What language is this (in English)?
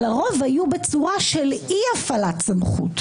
Hebrew